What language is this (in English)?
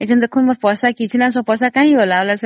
Odia